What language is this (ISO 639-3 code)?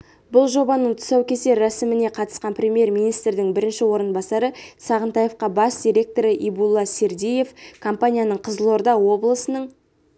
kaz